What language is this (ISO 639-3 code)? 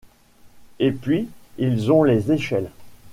fra